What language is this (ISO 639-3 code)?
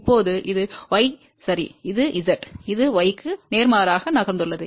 tam